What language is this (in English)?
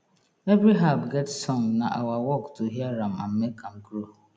Nigerian Pidgin